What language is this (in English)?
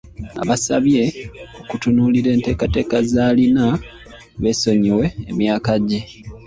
Ganda